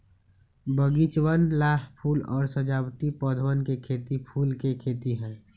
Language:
Magahi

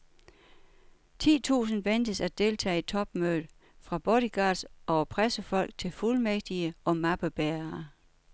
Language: Danish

